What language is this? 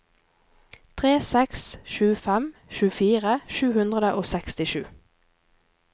Norwegian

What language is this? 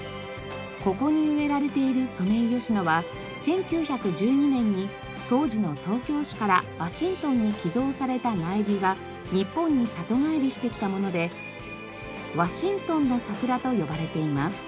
Japanese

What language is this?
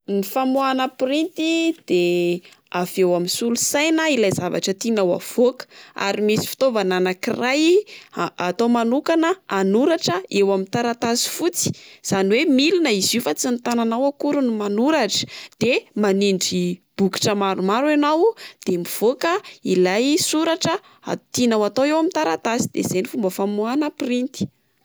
Malagasy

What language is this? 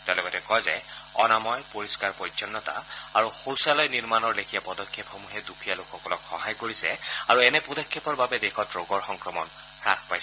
Assamese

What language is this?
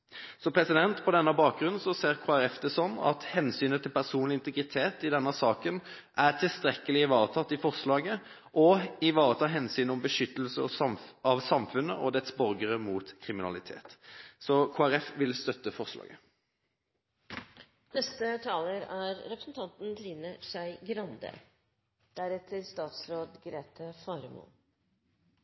Norwegian Bokmål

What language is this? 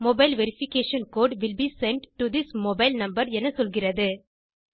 Tamil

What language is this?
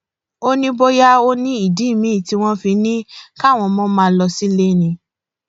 Yoruba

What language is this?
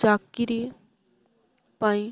Odia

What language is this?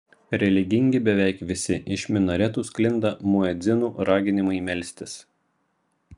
Lithuanian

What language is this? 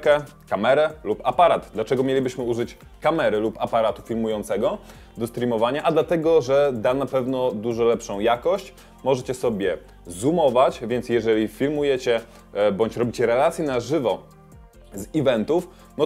Polish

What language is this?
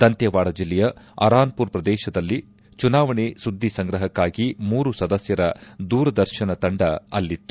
Kannada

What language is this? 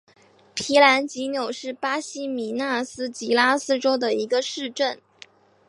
Chinese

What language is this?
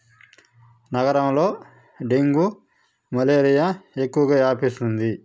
Telugu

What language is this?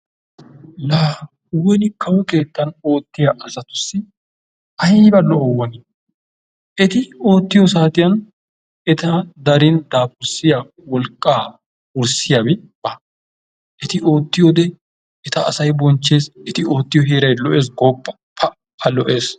Wolaytta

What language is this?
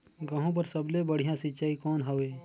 Chhattisgarhi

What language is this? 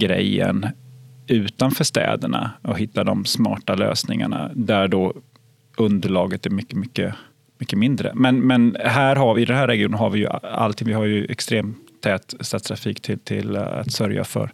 Swedish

